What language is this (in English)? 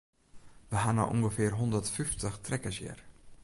Western Frisian